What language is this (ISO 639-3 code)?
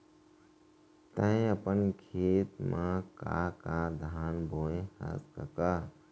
hne